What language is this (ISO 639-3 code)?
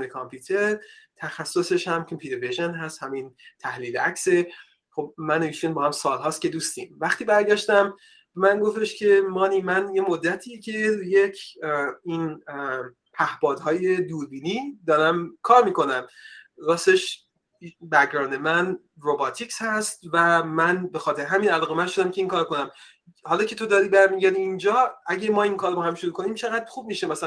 fas